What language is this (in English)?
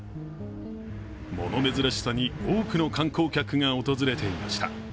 Japanese